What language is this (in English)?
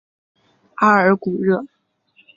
Chinese